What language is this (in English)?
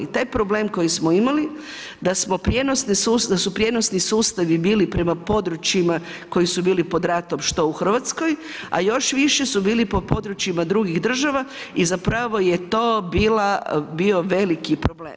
Croatian